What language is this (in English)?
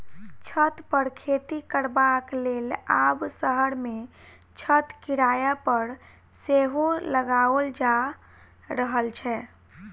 Maithili